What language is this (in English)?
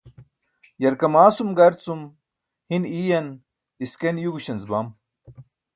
Burushaski